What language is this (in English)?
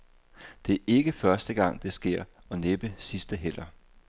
Danish